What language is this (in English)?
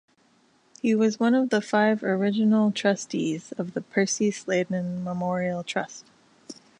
English